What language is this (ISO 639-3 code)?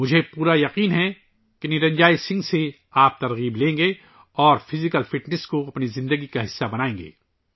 urd